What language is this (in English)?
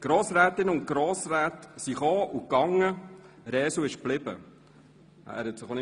Swiss German